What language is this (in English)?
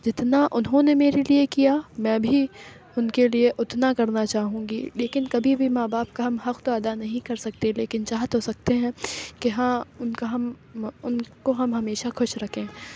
Urdu